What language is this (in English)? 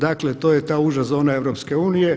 Croatian